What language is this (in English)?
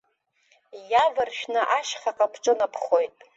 Abkhazian